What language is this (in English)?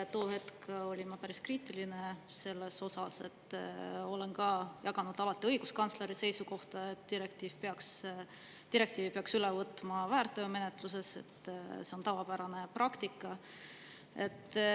Estonian